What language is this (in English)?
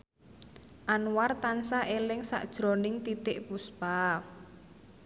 Javanese